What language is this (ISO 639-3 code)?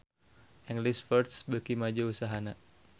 sun